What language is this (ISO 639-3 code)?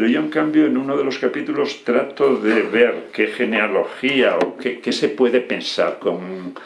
spa